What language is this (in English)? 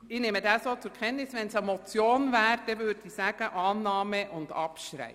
Swiss German